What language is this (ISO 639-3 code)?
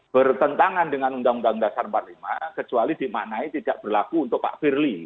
ind